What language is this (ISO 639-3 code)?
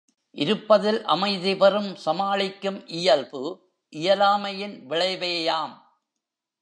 tam